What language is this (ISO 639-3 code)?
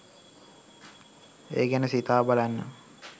sin